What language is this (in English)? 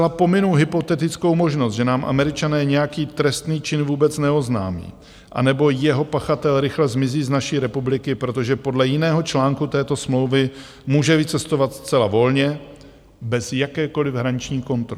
Czech